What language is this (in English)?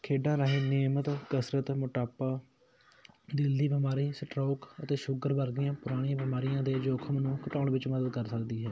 Punjabi